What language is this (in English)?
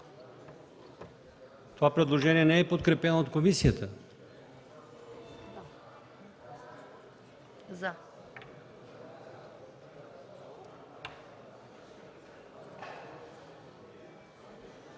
Bulgarian